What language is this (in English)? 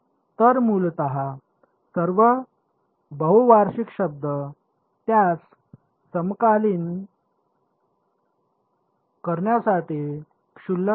Marathi